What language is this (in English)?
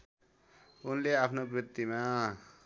Nepali